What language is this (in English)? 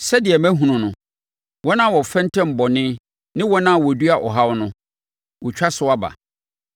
Akan